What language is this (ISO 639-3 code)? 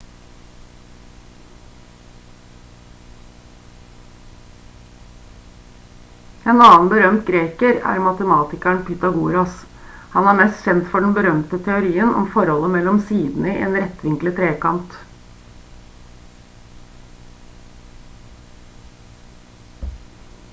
nob